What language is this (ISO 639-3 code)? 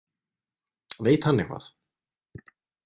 isl